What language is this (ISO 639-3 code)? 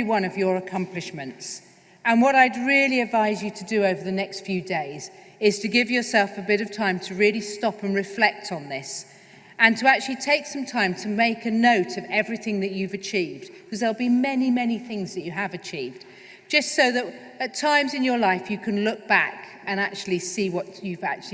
eng